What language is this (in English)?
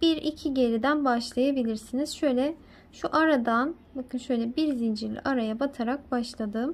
Turkish